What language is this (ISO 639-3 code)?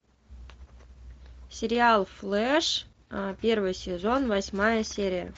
rus